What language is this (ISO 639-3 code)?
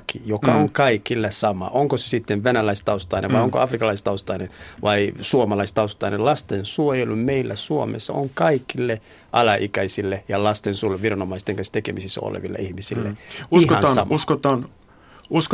fin